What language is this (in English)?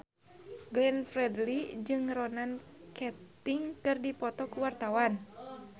Sundanese